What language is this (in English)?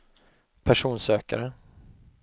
Swedish